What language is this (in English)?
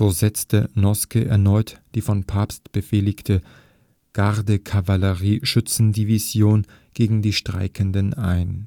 German